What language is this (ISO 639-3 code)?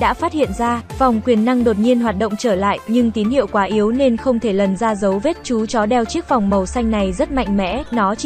vie